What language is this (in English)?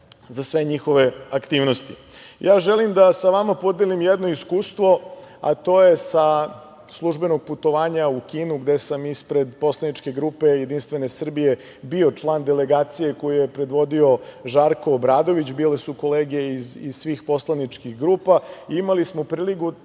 Serbian